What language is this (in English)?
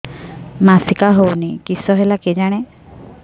Odia